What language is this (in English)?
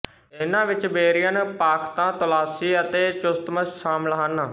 Punjabi